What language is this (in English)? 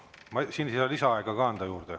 Estonian